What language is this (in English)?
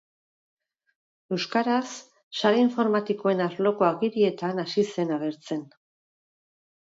Basque